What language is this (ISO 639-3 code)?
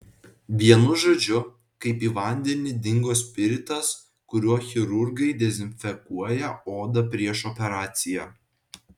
lit